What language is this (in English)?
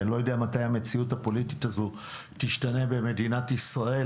Hebrew